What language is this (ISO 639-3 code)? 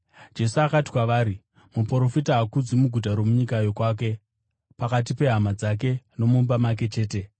sna